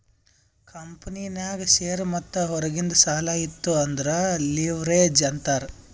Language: Kannada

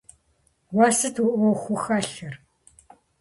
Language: Kabardian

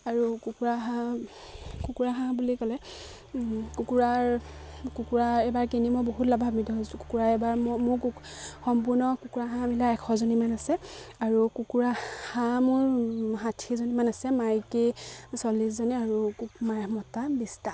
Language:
Assamese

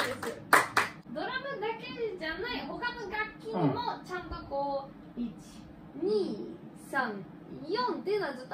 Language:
Japanese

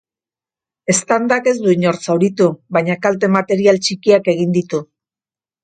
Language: Basque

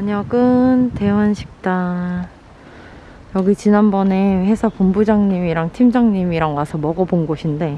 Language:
Korean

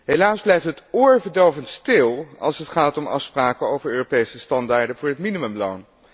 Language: Dutch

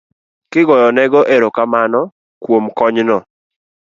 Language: Luo (Kenya and Tanzania)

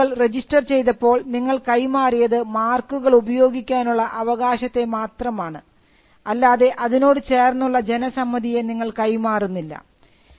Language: Malayalam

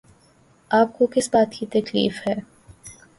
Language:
Urdu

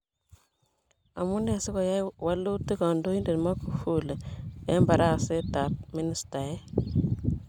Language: Kalenjin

